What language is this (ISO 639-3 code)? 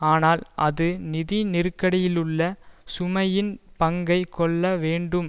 tam